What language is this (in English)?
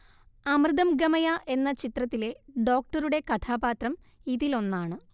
Malayalam